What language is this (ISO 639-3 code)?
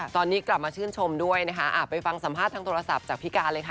tha